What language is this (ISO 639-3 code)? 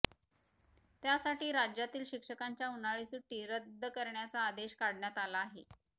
mar